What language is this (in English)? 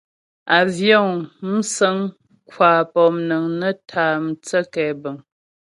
Ghomala